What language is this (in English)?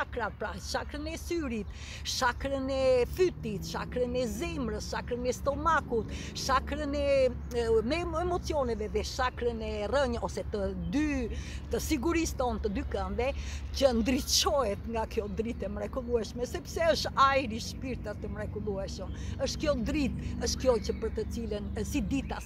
Romanian